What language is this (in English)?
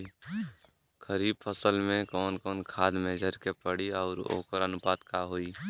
Bhojpuri